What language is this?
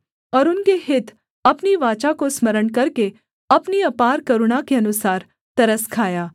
Hindi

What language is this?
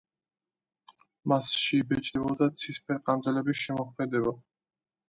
Georgian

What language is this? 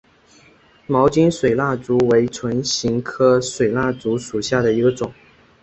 Chinese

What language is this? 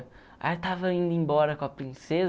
Portuguese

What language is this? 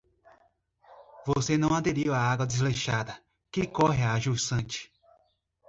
Portuguese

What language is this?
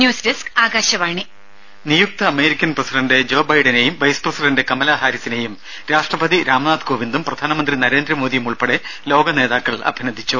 Malayalam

